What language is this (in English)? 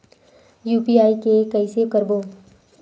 Chhattisgarhi